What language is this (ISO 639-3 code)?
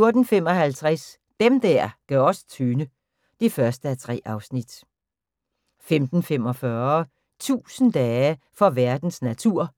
dan